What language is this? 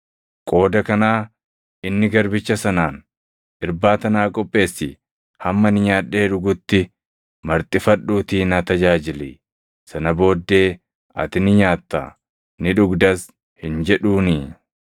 Oromo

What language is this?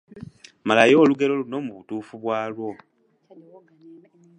Ganda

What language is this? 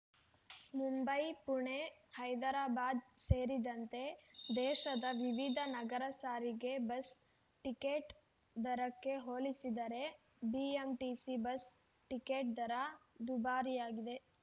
Kannada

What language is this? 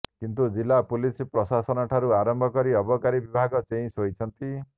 Odia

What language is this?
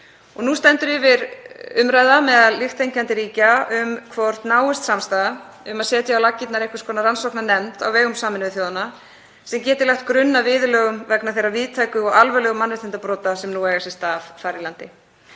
Icelandic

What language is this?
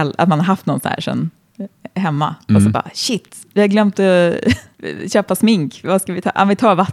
Swedish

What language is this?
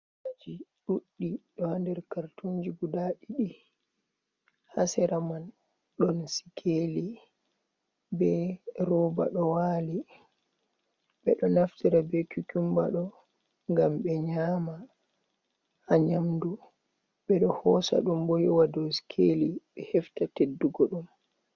Fula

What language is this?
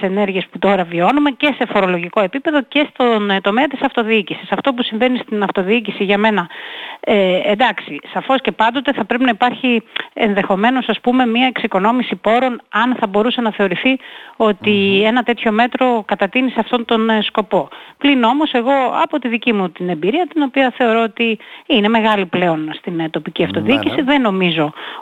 Greek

